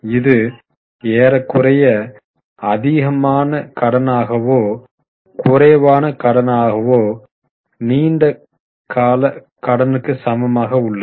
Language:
Tamil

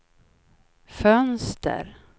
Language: Swedish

